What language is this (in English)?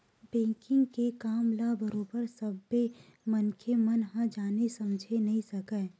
Chhattisgarhi